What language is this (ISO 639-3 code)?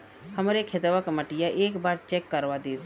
bho